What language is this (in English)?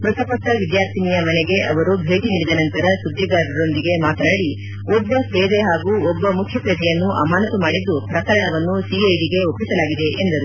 Kannada